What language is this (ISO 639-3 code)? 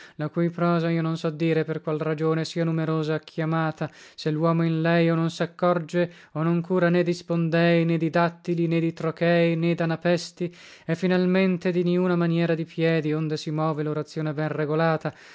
ita